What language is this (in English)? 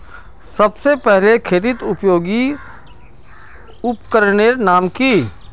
Magahi